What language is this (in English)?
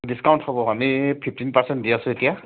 Assamese